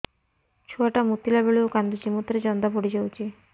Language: Odia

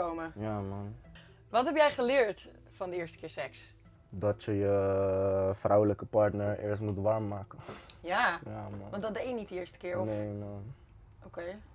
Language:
Dutch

